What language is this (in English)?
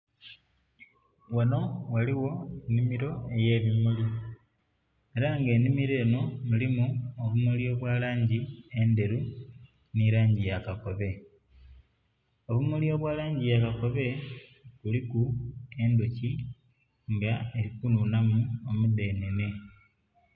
Soga